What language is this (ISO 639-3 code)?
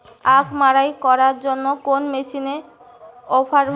ben